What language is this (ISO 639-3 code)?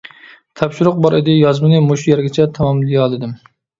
uig